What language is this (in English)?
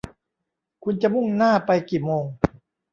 Thai